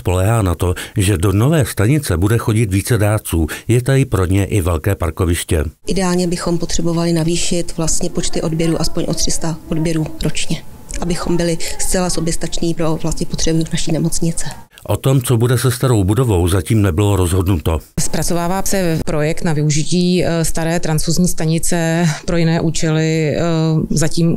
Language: Czech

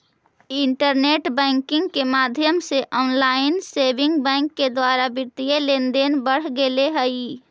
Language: Magahi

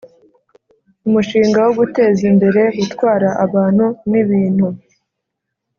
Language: Kinyarwanda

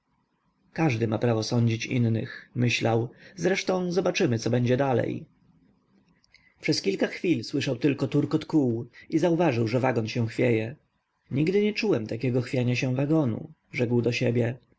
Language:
Polish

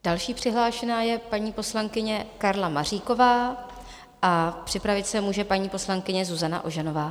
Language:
Czech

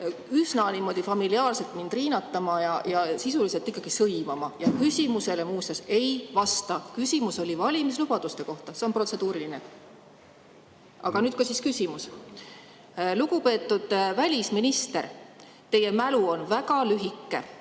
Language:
Estonian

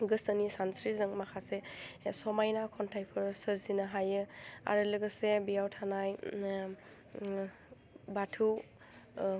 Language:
Bodo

